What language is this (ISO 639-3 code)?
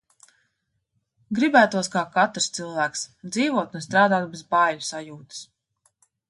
lav